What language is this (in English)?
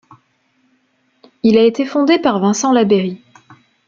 French